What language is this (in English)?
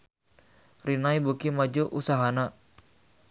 Sundanese